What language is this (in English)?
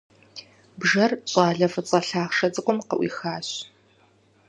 Kabardian